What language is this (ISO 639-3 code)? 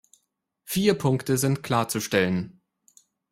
deu